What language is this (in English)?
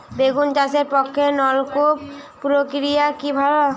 Bangla